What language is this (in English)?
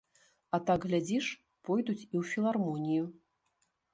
Belarusian